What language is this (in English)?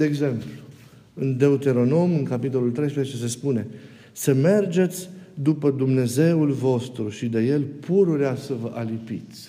Romanian